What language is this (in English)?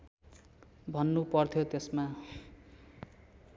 Nepali